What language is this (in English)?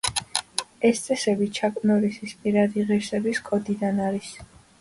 Georgian